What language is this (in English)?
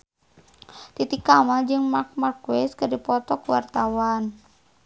Sundanese